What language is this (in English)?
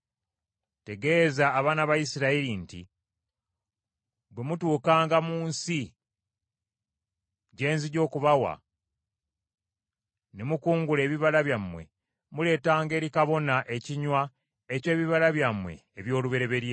Ganda